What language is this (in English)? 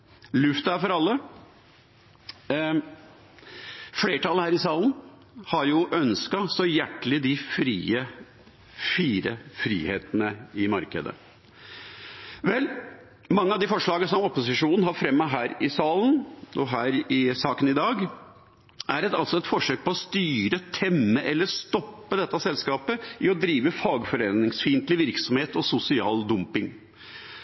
Norwegian Bokmål